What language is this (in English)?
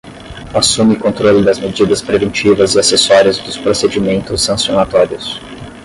Portuguese